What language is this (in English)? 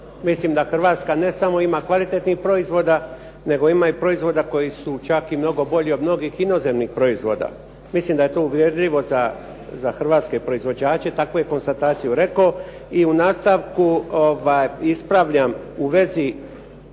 Croatian